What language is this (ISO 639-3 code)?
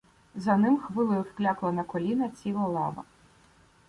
ukr